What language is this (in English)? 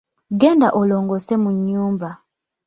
Ganda